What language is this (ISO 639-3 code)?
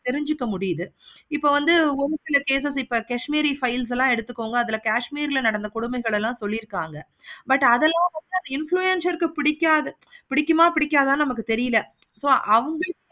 tam